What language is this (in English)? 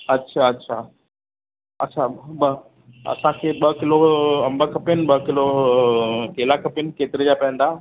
Sindhi